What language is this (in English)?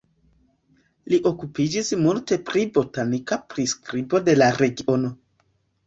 Esperanto